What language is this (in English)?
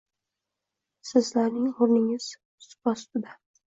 Uzbek